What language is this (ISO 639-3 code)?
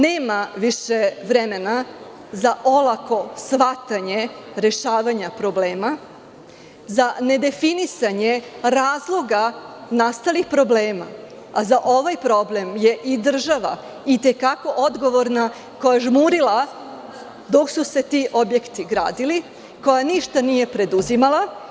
srp